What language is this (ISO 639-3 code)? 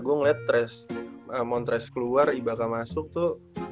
ind